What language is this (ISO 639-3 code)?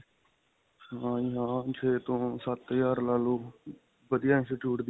pan